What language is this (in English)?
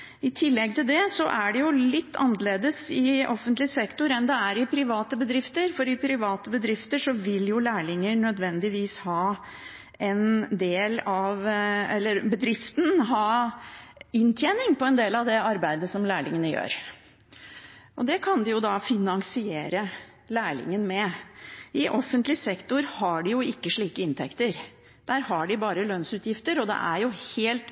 Norwegian Bokmål